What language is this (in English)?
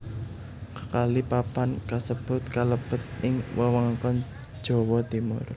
Javanese